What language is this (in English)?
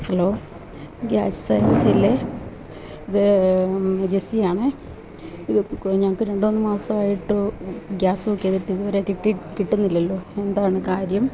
Malayalam